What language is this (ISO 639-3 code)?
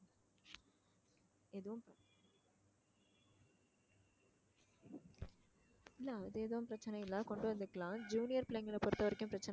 tam